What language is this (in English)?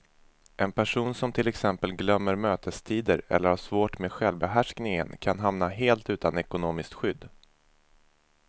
Swedish